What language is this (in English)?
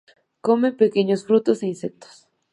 Spanish